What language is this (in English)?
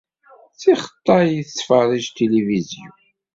Kabyle